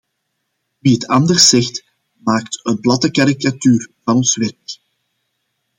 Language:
Dutch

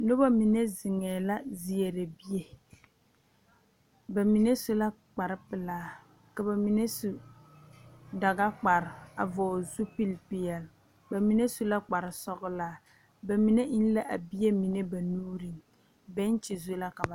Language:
Southern Dagaare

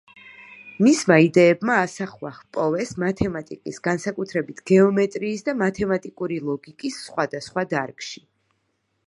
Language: Georgian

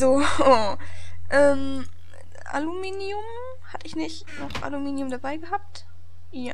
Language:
German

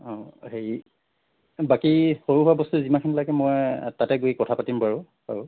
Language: Assamese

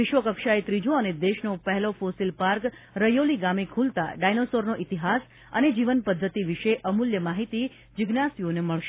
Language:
Gujarati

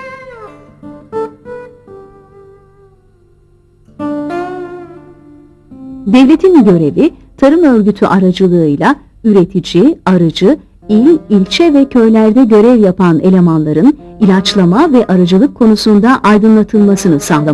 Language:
Turkish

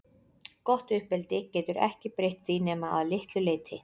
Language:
Icelandic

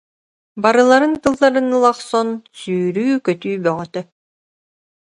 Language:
Yakut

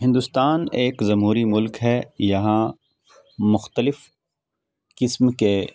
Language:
Urdu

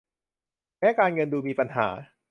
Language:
Thai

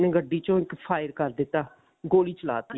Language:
Punjabi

